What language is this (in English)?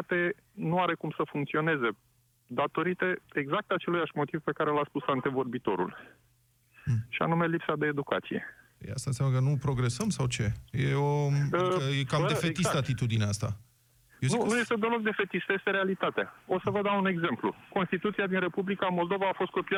Romanian